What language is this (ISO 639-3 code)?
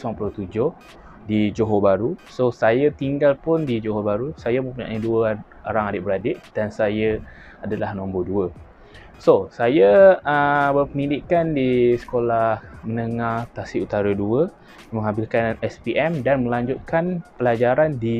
msa